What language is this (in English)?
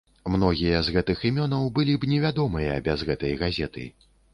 Belarusian